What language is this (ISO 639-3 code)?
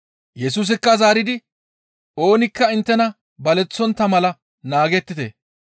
gmv